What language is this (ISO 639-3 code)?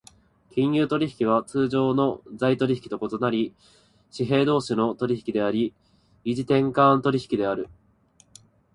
jpn